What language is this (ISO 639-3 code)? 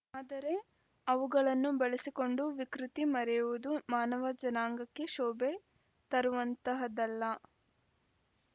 kan